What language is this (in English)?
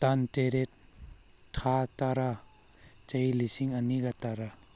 Manipuri